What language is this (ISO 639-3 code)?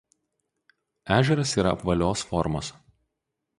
lit